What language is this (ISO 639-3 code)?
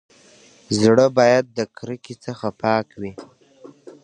pus